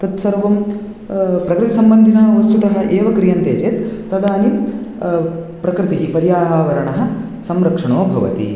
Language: Sanskrit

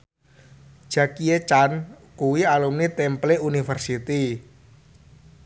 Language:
Javanese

